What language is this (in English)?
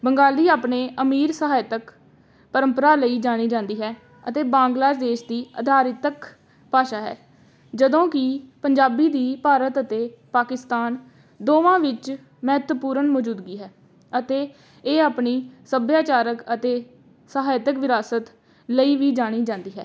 Punjabi